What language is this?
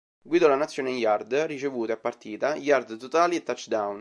Italian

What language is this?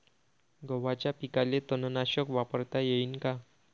Marathi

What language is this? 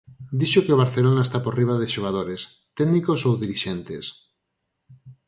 Galician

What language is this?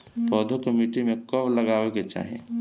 Bhojpuri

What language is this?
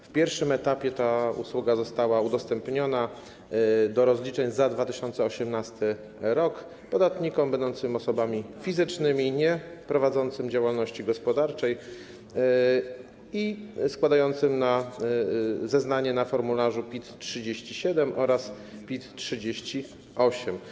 Polish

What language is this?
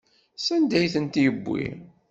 Kabyle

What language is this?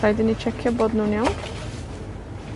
Welsh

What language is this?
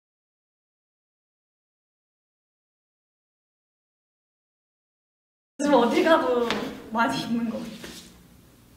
Korean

